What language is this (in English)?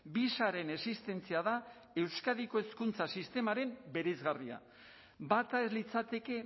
Basque